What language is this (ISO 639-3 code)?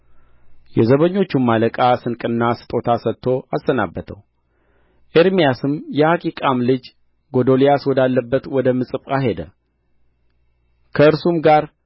amh